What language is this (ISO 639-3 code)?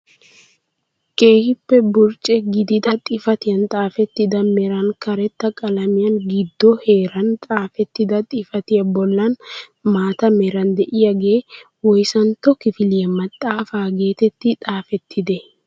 wal